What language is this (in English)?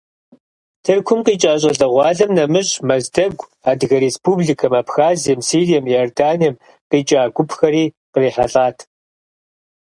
Kabardian